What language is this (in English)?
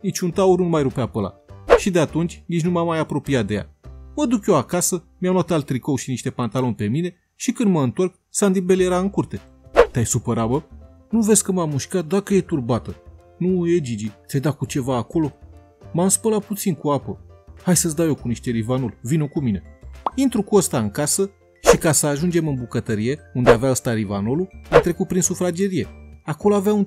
Romanian